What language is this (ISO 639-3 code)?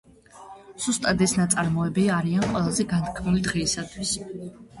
kat